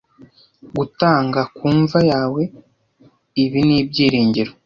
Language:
Kinyarwanda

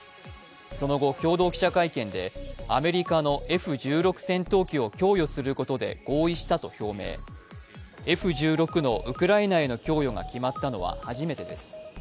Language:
Japanese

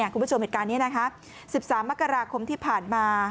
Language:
Thai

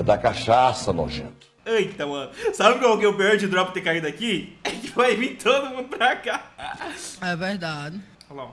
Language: Portuguese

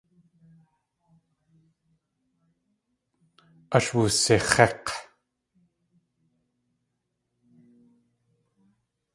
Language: Tlingit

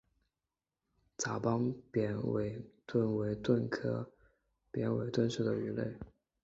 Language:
Chinese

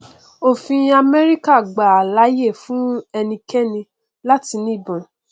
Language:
Yoruba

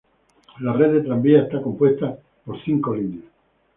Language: Spanish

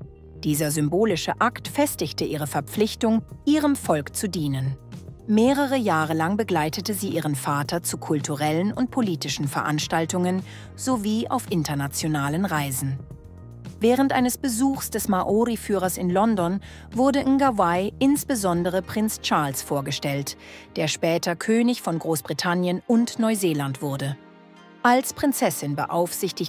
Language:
German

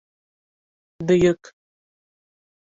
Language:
Bashkir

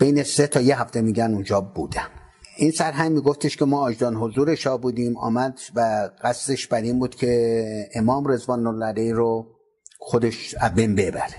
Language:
Persian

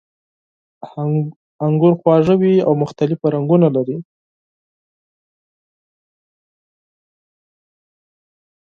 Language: Pashto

